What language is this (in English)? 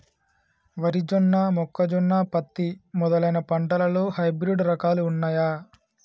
Telugu